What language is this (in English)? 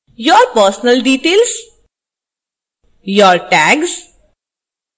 Hindi